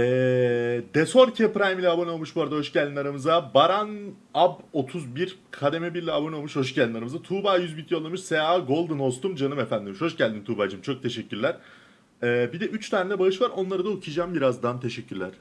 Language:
Turkish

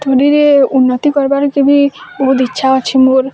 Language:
Odia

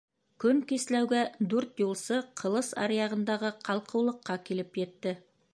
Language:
Bashkir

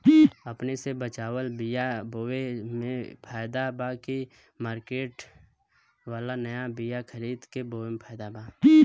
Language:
Bhojpuri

